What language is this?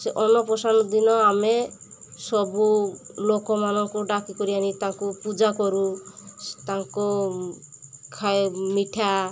Odia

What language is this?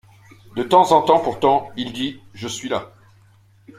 French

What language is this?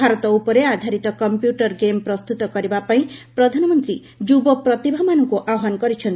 Odia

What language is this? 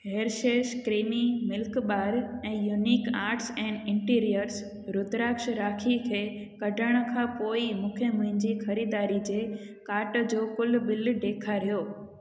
Sindhi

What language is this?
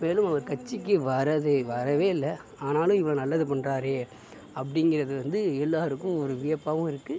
Tamil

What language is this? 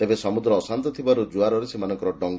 Odia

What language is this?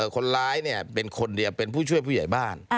Thai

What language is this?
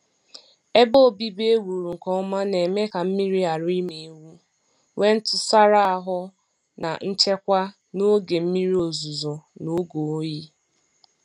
Igbo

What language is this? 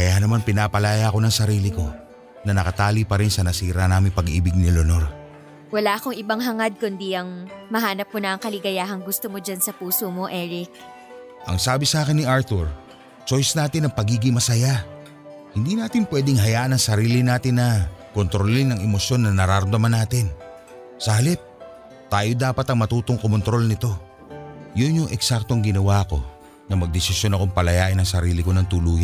Filipino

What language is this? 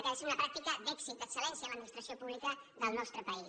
Catalan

